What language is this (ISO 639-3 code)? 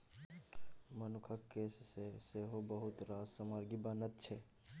mai